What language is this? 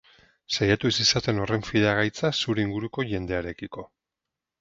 Basque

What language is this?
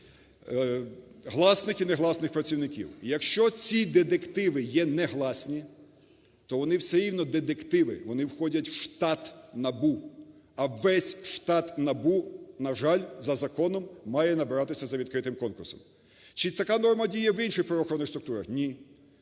Ukrainian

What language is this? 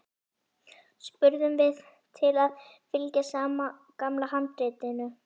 Icelandic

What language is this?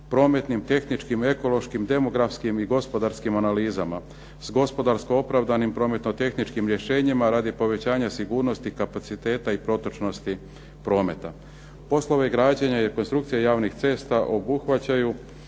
Croatian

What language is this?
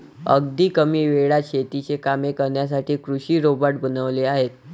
Marathi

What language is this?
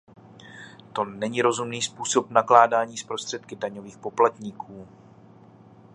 Czech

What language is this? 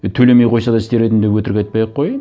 Kazakh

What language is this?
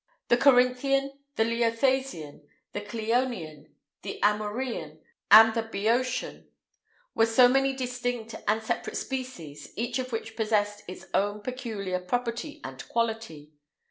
English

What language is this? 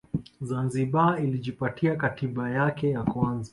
Swahili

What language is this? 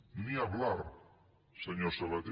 Catalan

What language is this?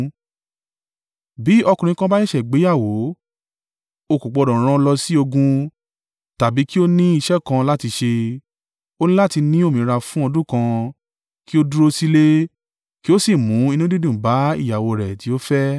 Yoruba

